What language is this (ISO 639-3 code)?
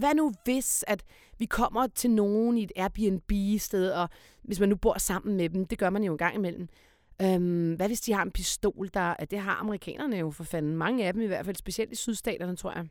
dan